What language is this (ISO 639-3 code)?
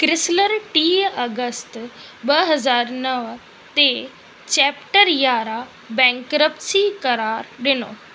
snd